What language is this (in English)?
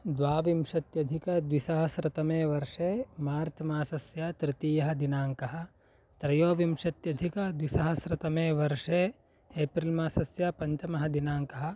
Sanskrit